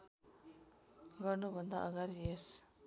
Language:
Nepali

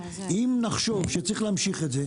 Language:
Hebrew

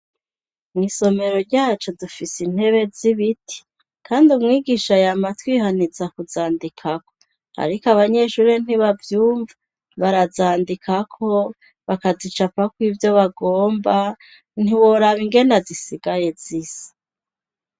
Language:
Rundi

